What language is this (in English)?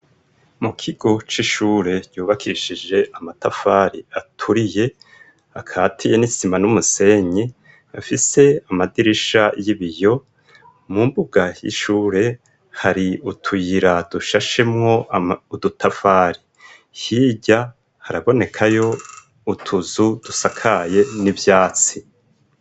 Rundi